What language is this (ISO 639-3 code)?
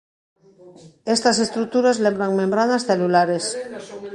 glg